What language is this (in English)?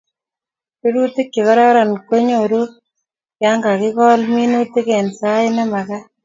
Kalenjin